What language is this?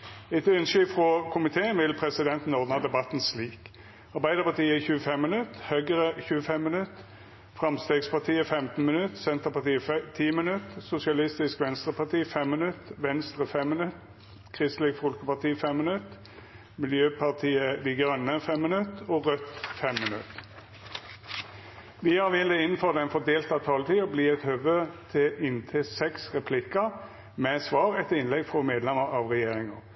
Norwegian Nynorsk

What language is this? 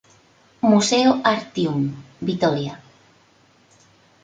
Spanish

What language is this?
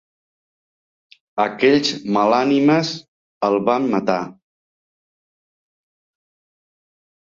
Catalan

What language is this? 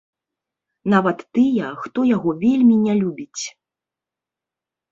Belarusian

